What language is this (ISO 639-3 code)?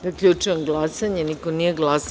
srp